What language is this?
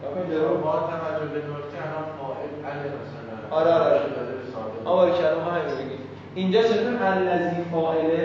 Persian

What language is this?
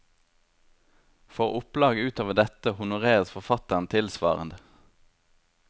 Norwegian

